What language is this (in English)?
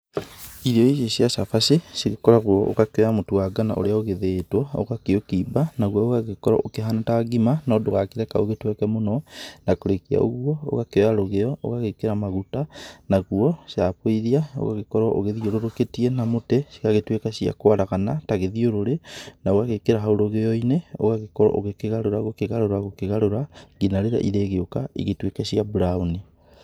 Kikuyu